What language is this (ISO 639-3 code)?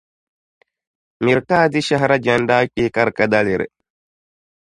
dag